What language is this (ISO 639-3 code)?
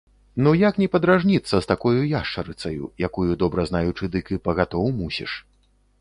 bel